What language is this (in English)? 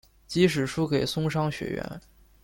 Chinese